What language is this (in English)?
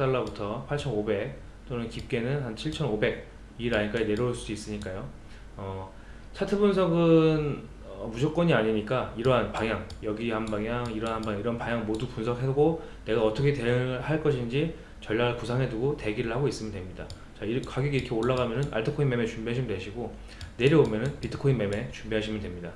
Korean